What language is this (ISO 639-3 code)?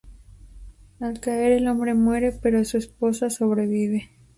spa